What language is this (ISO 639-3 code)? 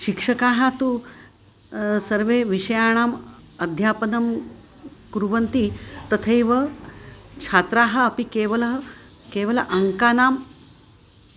san